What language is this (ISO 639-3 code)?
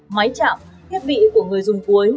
vie